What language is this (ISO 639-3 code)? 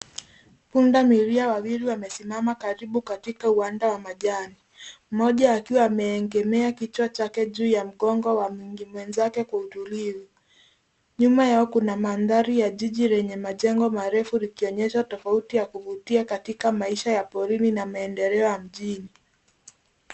swa